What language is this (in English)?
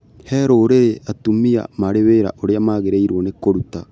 Kikuyu